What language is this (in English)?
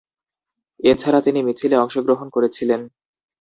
Bangla